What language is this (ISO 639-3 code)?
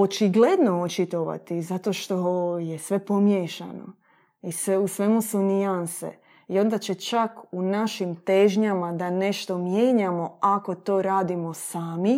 hrv